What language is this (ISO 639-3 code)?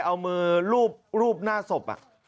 tha